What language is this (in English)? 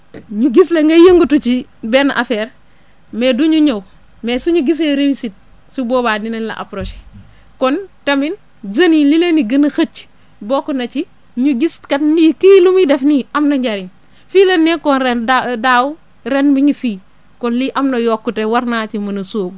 Wolof